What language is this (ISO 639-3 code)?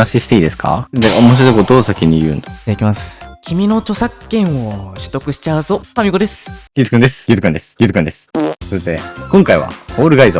jpn